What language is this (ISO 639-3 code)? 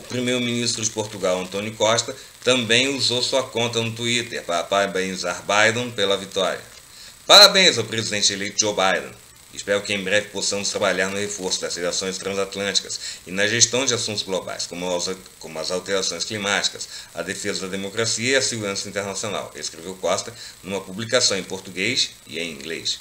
por